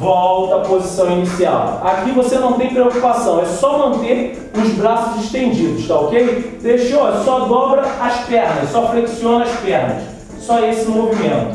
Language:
Portuguese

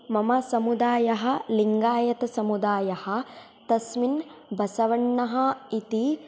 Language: Sanskrit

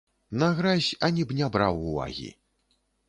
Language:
Belarusian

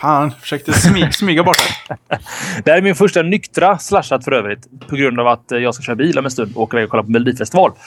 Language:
Swedish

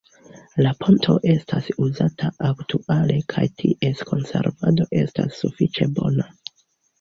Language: Esperanto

